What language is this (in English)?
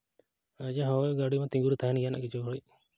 Santali